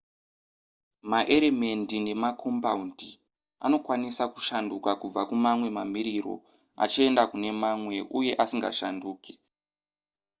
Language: Shona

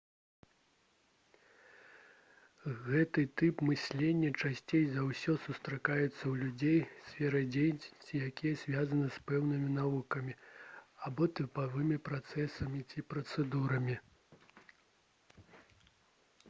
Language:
Belarusian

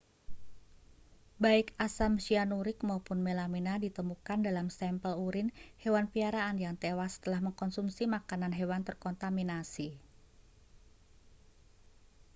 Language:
Indonesian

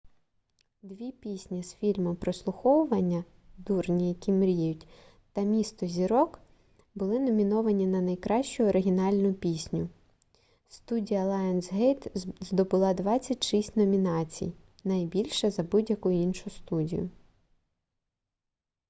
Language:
Ukrainian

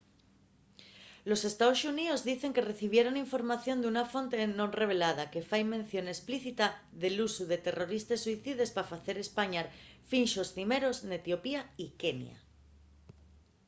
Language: Asturian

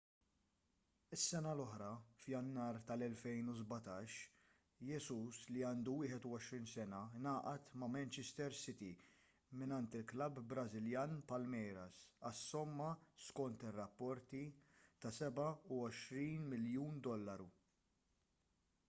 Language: Maltese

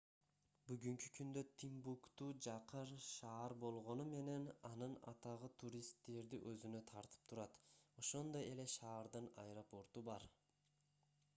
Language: Kyrgyz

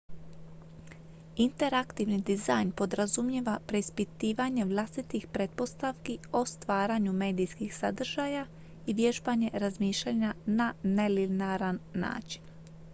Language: Croatian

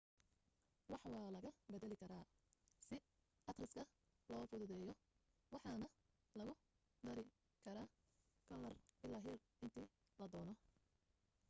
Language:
Somali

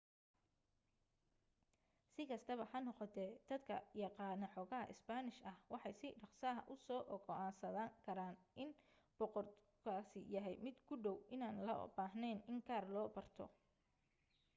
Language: Somali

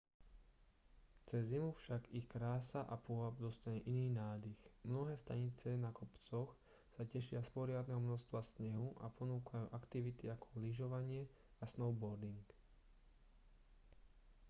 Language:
Slovak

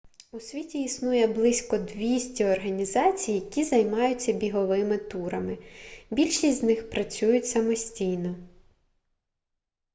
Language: Ukrainian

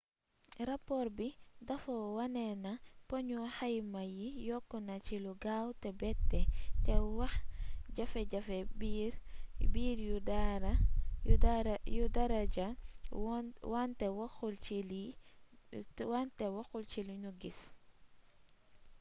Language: Wolof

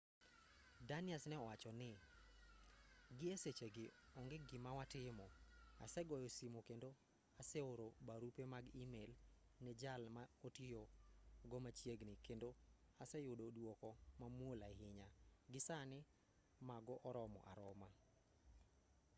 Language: Luo (Kenya and Tanzania)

